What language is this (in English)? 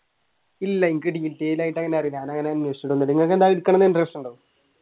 Malayalam